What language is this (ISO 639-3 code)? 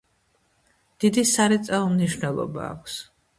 kat